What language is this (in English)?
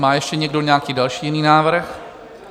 Czech